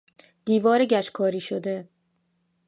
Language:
Persian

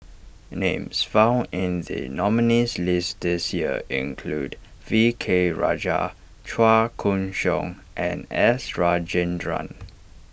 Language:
English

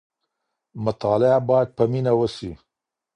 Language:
Pashto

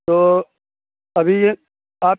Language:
Urdu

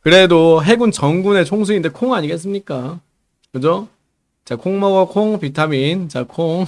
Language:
Korean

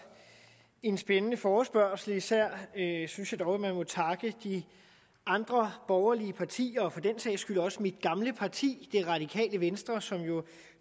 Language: Danish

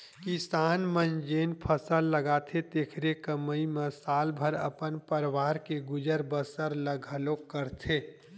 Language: Chhattisgarhi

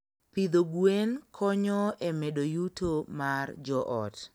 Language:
Luo (Kenya and Tanzania)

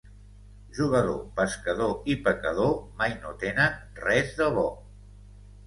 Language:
Catalan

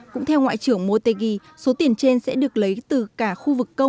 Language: Vietnamese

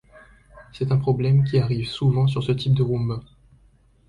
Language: French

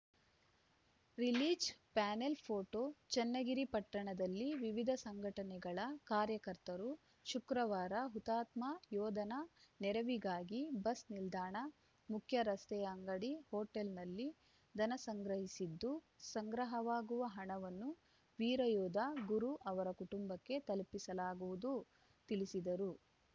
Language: Kannada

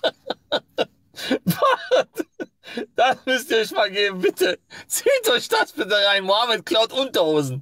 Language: German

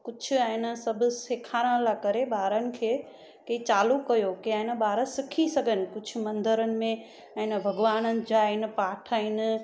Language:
Sindhi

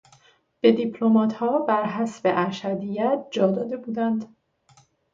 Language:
Persian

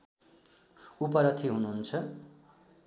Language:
Nepali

